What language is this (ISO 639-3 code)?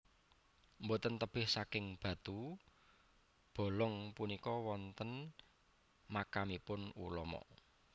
jav